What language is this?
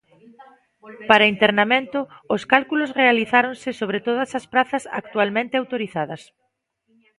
Galician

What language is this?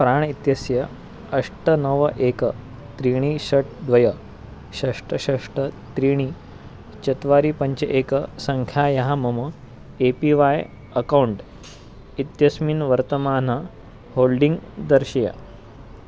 Sanskrit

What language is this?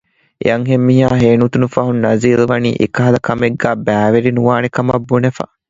Divehi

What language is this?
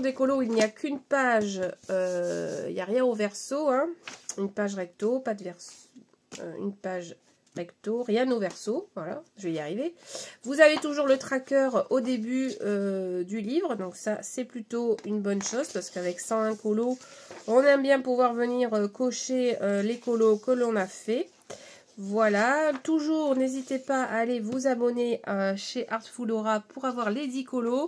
French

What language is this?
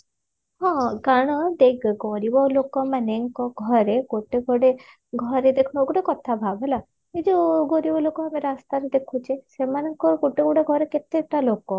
Odia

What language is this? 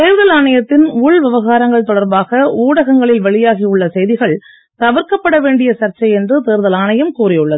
Tamil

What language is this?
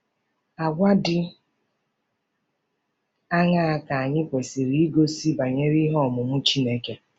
Igbo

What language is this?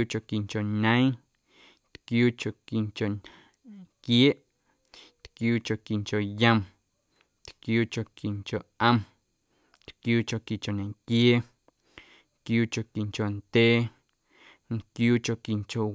Guerrero Amuzgo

